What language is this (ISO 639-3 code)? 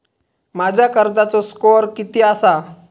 mar